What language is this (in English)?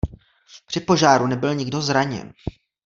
Czech